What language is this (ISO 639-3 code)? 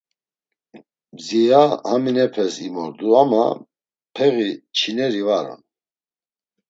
lzz